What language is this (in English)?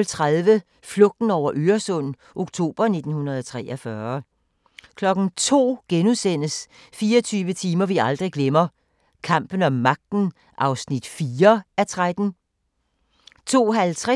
Danish